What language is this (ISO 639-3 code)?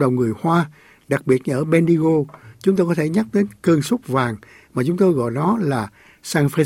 vie